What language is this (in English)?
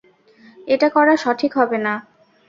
Bangla